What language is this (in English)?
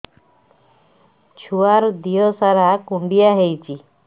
Odia